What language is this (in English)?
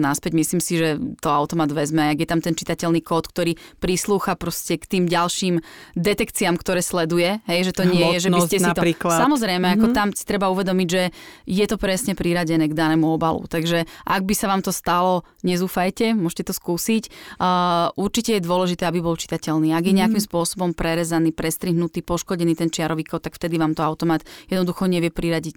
Slovak